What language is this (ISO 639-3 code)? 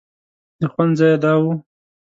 pus